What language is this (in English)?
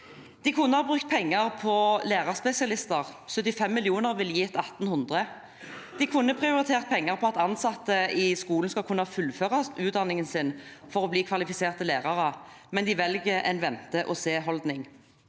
Norwegian